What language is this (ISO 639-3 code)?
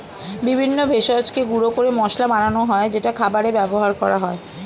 ben